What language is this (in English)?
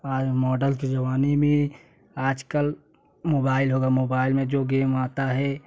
Hindi